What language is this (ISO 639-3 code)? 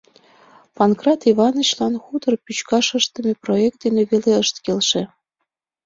chm